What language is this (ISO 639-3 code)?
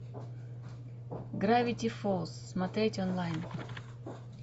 rus